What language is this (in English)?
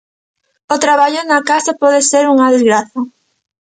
Galician